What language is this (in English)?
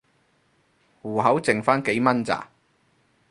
Cantonese